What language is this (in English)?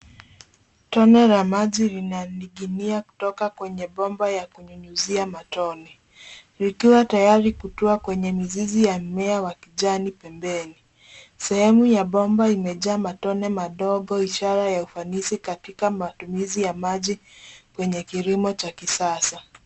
Swahili